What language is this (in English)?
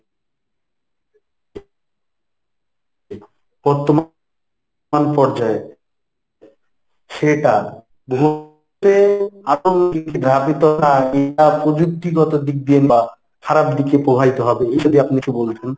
Bangla